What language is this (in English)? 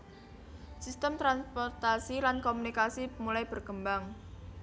Javanese